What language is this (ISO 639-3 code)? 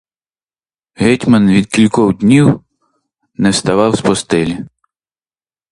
ukr